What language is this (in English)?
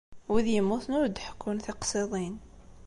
Kabyle